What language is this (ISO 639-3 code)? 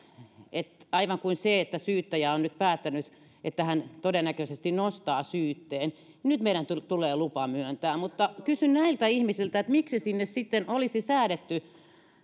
fin